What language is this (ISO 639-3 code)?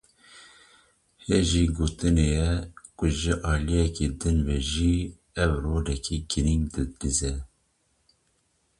kur